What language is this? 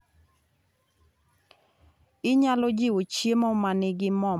Luo (Kenya and Tanzania)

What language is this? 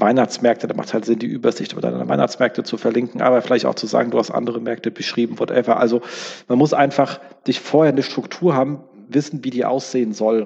German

